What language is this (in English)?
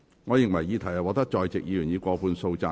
Cantonese